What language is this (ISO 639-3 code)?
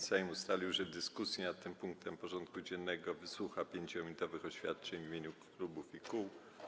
pol